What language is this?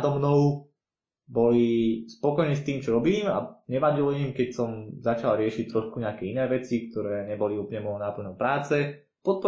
Slovak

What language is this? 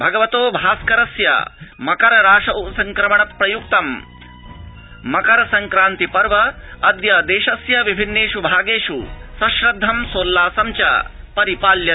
Sanskrit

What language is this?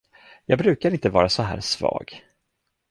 Swedish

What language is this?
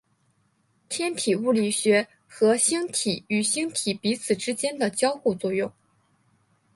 Chinese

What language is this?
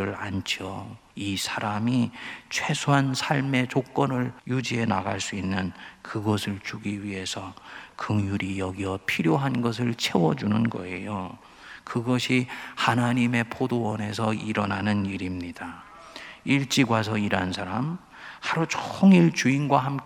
Korean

